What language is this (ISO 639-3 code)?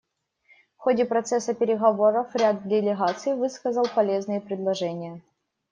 rus